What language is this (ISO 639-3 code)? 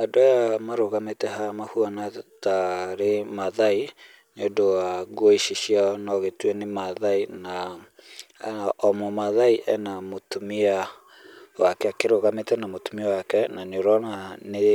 kik